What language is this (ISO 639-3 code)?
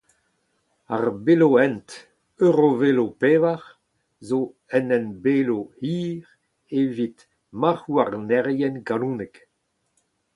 bre